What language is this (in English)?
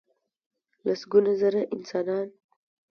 Pashto